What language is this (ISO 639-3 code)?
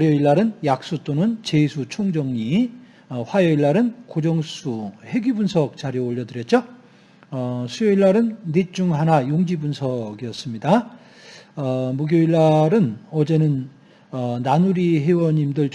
kor